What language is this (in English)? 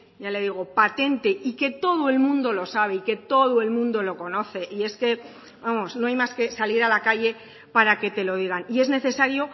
Spanish